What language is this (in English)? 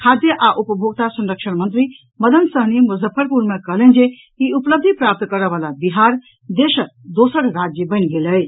Maithili